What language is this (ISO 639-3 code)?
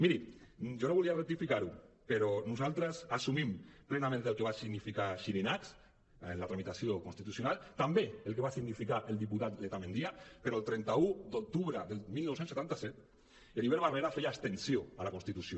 cat